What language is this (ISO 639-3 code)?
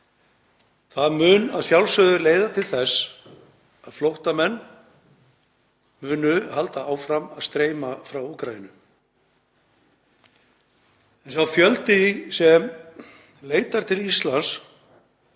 isl